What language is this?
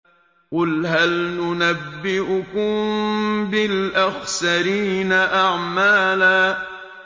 Arabic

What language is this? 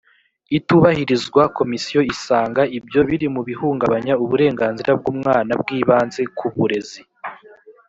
Kinyarwanda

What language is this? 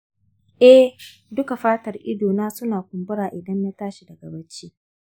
Hausa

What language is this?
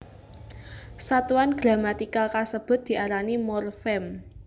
Javanese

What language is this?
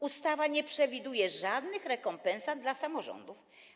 Polish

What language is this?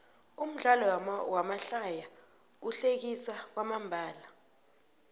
South Ndebele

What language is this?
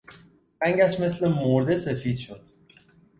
Persian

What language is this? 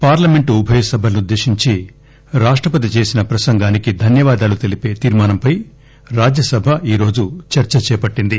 Telugu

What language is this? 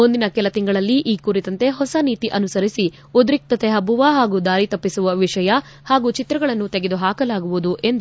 Kannada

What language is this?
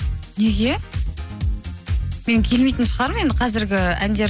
Kazakh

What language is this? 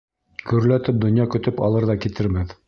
Bashkir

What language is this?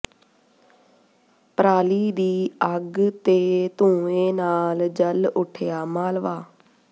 Punjabi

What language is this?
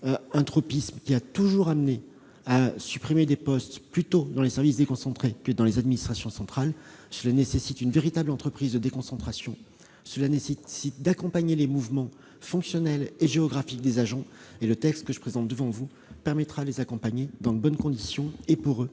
French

